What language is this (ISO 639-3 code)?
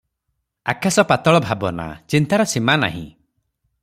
ori